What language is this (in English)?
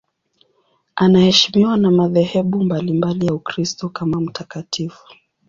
Swahili